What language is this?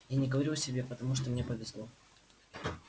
Russian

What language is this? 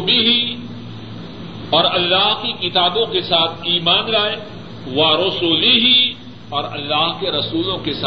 Urdu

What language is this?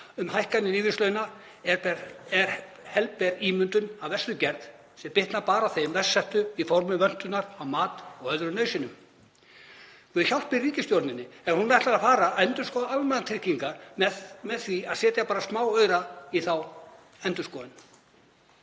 Icelandic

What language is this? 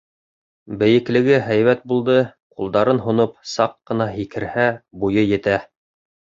Bashkir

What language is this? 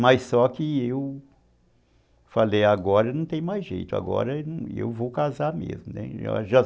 Portuguese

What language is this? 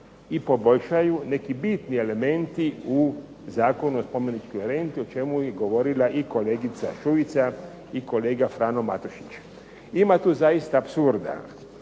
Croatian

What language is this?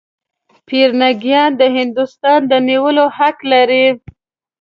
Pashto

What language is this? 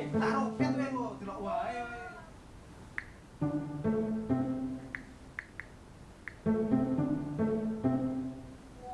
Indonesian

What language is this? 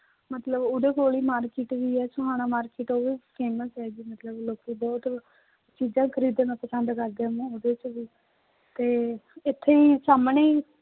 Punjabi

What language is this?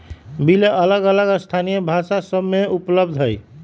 Magahi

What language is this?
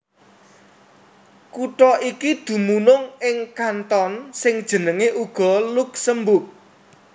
Javanese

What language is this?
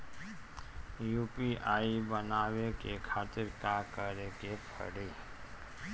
Bhojpuri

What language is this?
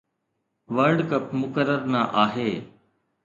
Sindhi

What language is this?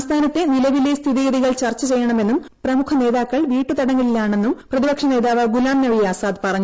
Malayalam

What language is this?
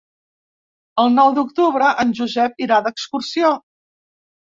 Catalan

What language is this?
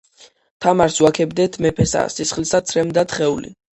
Georgian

